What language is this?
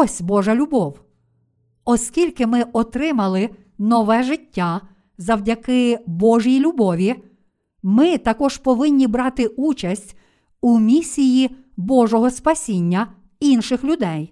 Ukrainian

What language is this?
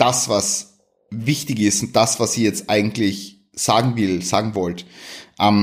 German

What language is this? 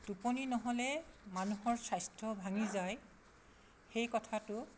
Assamese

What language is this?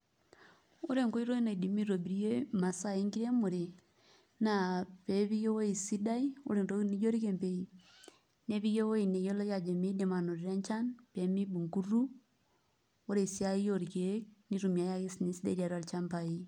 Masai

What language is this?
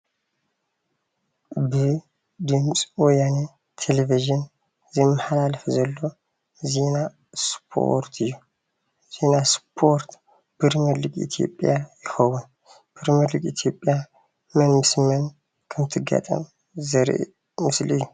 Tigrinya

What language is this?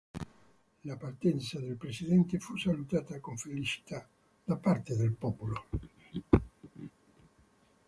Italian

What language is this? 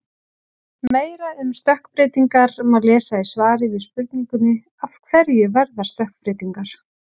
Icelandic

